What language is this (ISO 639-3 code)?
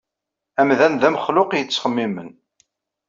kab